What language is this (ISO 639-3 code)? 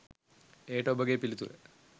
sin